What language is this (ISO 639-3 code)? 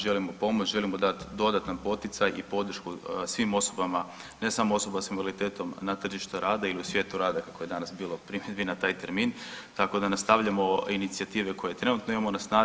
hrv